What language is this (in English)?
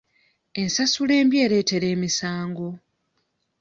Ganda